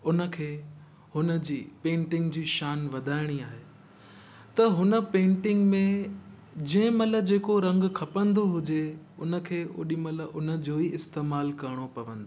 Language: Sindhi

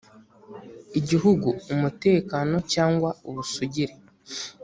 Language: Kinyarwanda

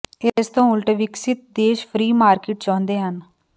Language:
Punjabi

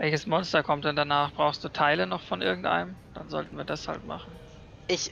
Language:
German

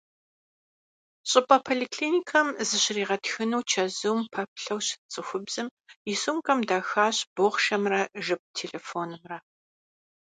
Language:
Kabardian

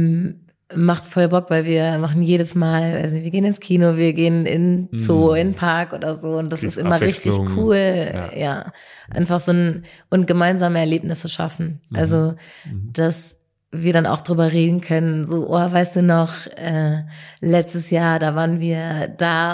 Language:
German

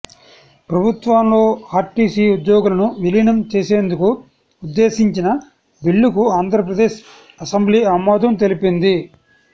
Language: Telugu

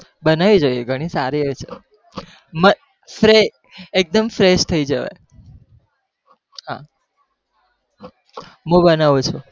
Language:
Gujarati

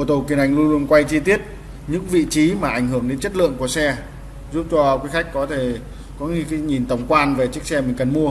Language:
Vietnamese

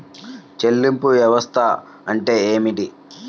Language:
Telugu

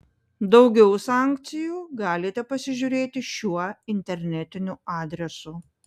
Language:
Lithuanian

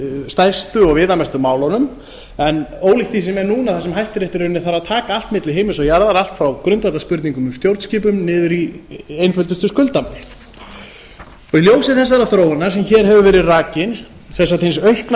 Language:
Icelandic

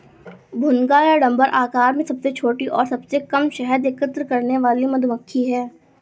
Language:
Hindi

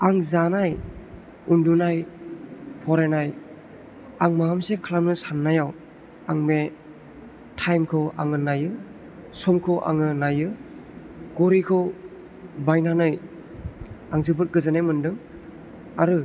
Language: Bodo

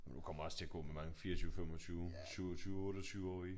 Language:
Danish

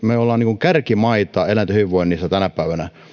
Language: Finnish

